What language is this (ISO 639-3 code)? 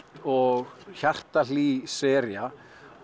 isl